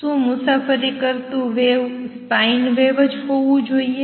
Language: Gujarati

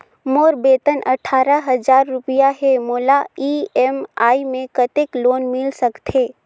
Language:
Chhattisgarhi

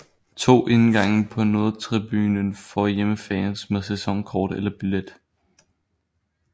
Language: Danish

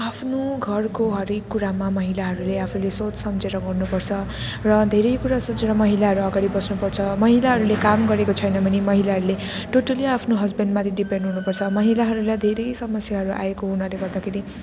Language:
Nepali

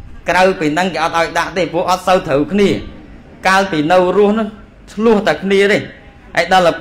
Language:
Vietnamese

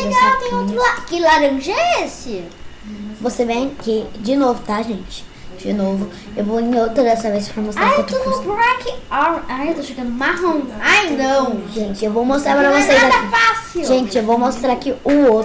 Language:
Portuguese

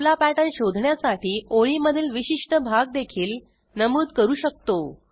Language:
Marathi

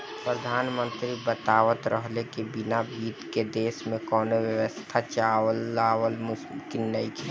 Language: Bhojpuri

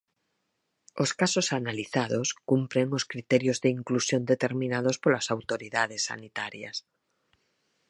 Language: Galician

